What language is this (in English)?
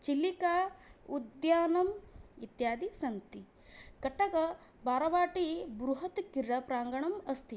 Sanskrit